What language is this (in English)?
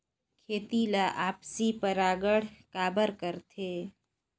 Chhattisgarhi